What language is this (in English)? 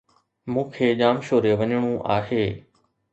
Sindhi